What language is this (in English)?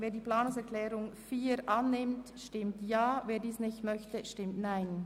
Swiss German